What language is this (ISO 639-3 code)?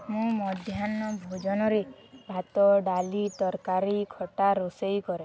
ori